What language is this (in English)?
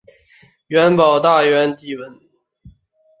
Chinese